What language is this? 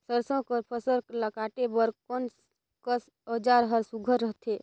Chhattisgarhi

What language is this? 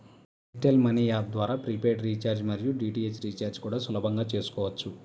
Telugu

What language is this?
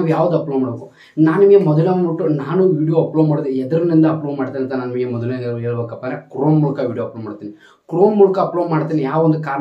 Kannada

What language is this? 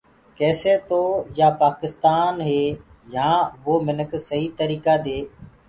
Gurgula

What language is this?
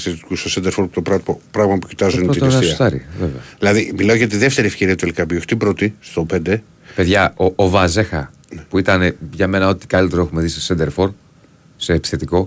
Greek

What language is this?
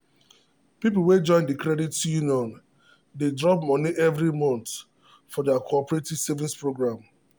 Nigerian Pidgin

